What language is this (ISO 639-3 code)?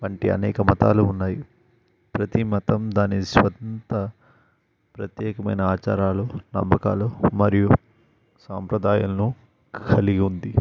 tel